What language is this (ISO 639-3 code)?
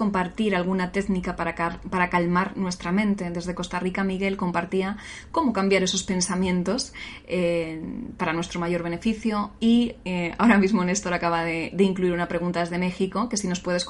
spa